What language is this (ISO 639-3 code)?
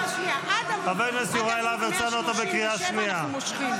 heb